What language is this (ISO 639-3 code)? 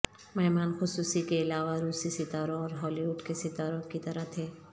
urd